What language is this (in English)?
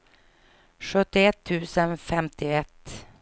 Swedish